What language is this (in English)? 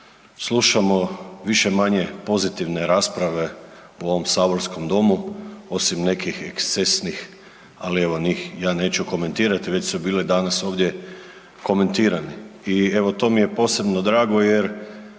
Croatian